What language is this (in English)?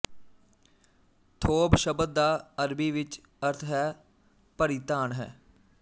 Punjabi